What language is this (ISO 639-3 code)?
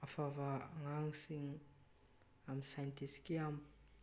mni